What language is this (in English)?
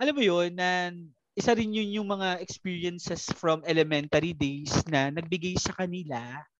Filipino